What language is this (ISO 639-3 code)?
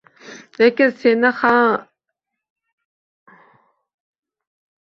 uzb